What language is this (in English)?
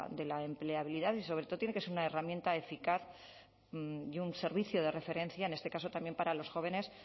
Spanish